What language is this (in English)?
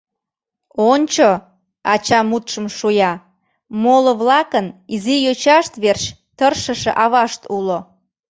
Mari